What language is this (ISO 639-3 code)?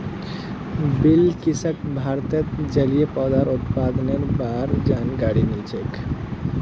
mag